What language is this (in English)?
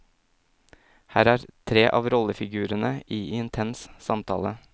Norwegian